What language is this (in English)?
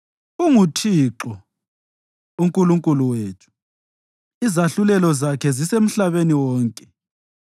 North Ndebele